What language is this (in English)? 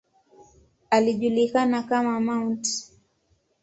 Swahili